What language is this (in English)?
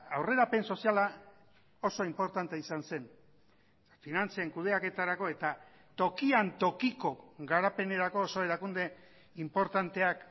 Basque